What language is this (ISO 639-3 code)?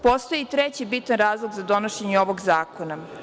srp